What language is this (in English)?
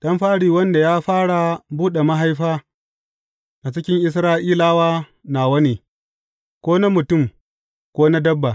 Hausa